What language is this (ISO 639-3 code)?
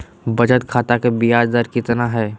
mag